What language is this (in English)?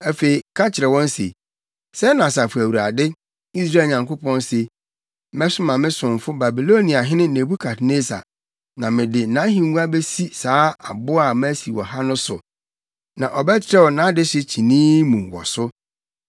Akan